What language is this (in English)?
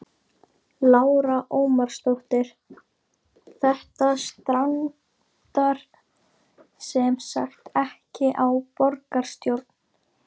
Icelandic